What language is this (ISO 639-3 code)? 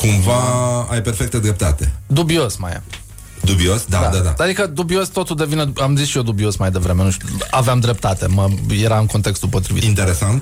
ron